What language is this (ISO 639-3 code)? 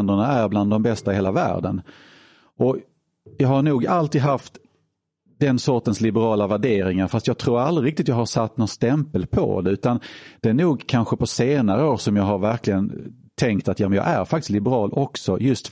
swe